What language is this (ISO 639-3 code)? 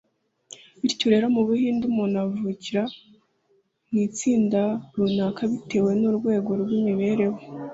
kin